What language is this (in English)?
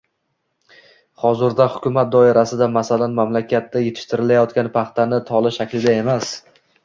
Uzbek